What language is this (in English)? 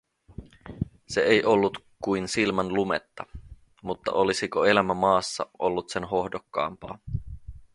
Finnish